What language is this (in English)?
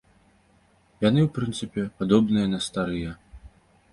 Belarusian